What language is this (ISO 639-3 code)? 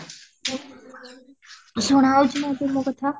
ori